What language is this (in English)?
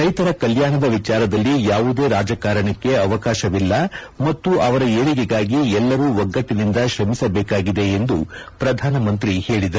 Kannada